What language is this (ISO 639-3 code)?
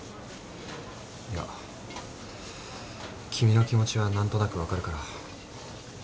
jpn